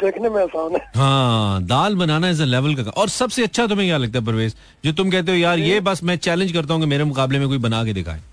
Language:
Hindi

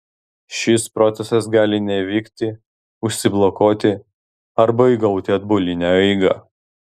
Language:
Lithuanian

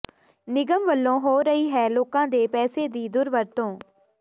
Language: Punjabi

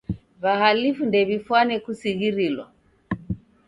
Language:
Taita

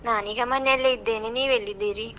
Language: Kannada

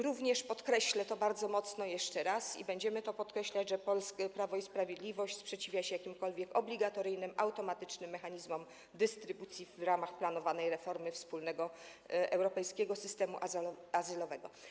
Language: Polish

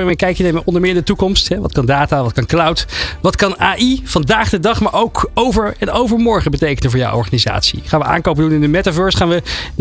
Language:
Dutch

